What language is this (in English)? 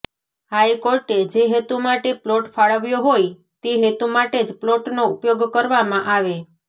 Gujarati